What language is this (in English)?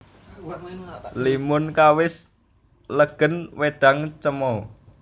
Javanese